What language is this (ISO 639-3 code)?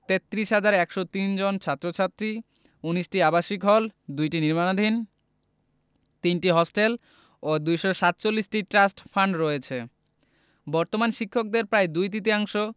ben